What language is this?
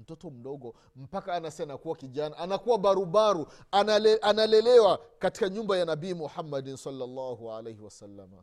Swahili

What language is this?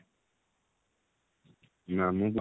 Odia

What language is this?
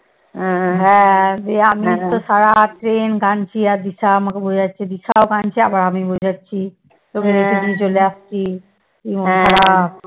Bangla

